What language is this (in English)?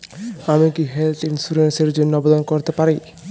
Bangla